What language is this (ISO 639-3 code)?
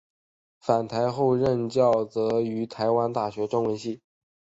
zho